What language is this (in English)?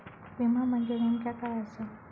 Marathi